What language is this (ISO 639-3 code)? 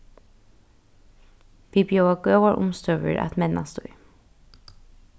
fao